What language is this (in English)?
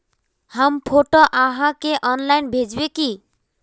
Magahi